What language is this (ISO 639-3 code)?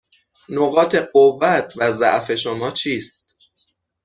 fas